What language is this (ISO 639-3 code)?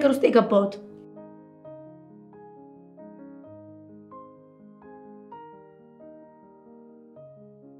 ara